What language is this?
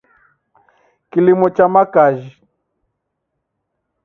Taita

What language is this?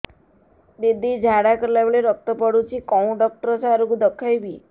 Odia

